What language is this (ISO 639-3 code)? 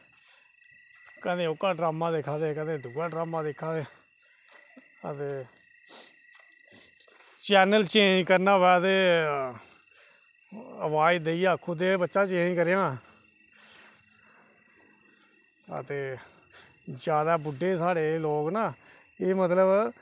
doi